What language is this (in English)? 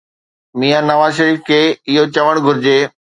Sindhi